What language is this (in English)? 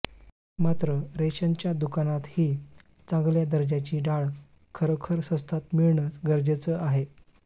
Marathi